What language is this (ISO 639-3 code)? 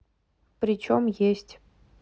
rus